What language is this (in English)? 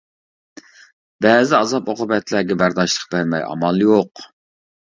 Uyghur